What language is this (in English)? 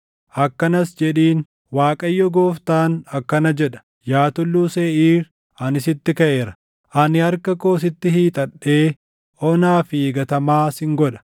Oromo